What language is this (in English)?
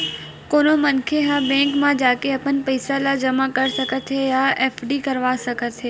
Chhattisgarhi